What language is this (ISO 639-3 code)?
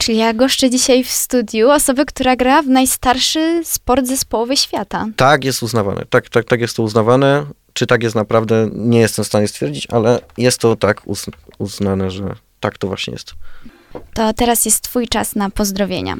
pol